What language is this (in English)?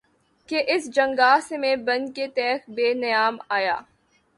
Urdu